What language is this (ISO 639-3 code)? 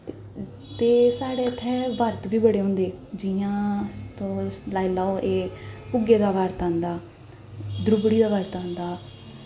doi